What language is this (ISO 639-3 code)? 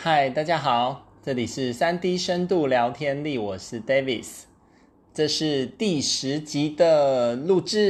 zho